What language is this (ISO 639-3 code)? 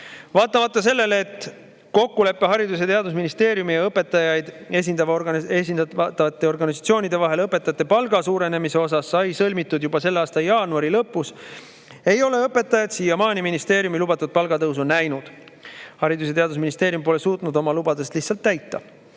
est